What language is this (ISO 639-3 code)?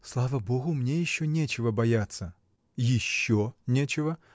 rus